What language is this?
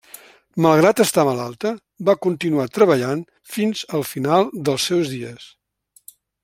Catalan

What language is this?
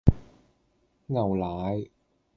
Cantonese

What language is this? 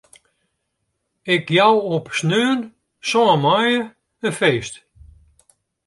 Western Frisian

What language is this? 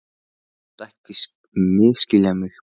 Icelandic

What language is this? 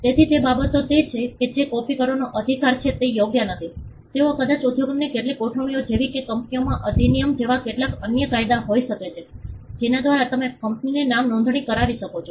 Gujarati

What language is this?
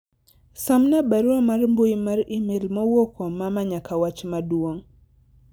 Luo (Kenya and Tanzania)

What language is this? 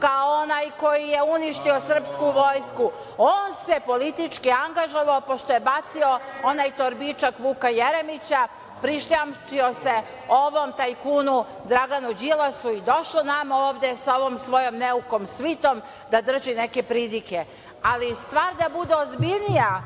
Serbian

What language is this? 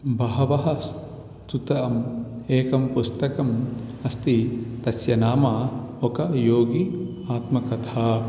Sanskrit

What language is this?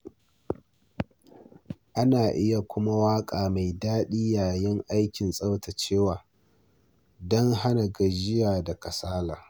Hausa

